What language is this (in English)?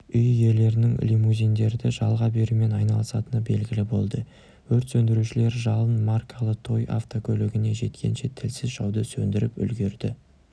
Kazakh